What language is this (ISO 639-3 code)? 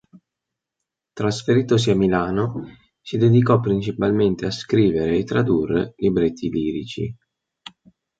ita